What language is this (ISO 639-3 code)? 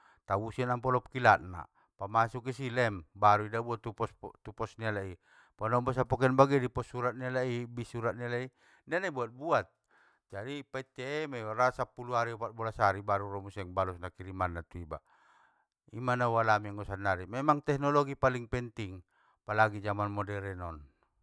btm